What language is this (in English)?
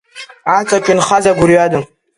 Abkhazian